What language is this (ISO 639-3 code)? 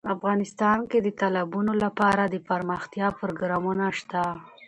pus